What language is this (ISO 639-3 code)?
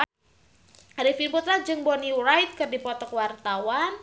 sun